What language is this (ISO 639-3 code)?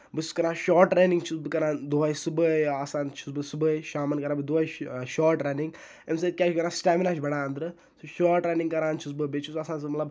kas